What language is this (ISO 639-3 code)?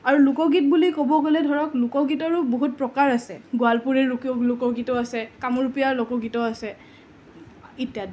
asm